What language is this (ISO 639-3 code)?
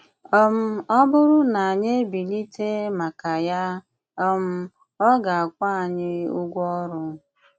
ibo